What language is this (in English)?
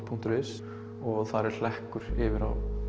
Icelandic